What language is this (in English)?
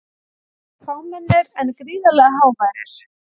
Icelandic